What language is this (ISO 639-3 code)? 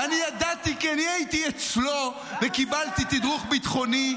heb